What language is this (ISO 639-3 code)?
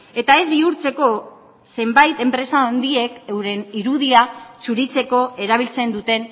eus